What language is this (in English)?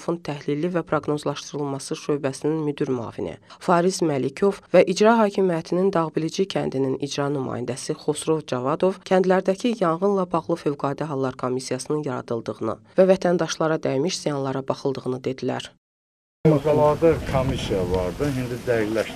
Turkish